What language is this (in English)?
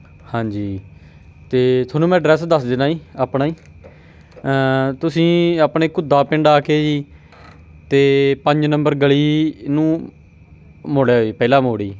Punjabi